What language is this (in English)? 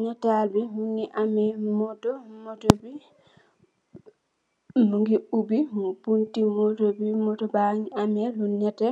Wolof